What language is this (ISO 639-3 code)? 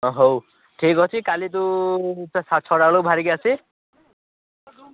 ori